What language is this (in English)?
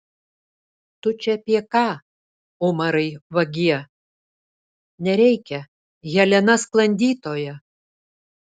Lithuanian